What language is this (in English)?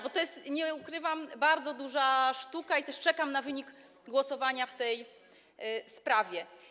Polish